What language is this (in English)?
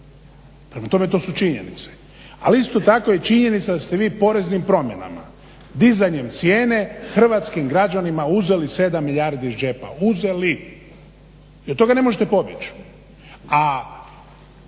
Croatian